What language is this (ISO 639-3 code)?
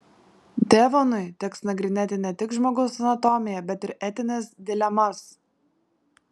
lit